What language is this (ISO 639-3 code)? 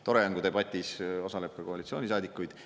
est